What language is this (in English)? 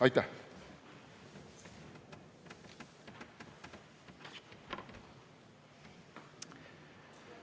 Estonian